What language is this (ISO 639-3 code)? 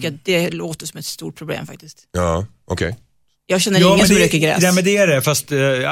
swe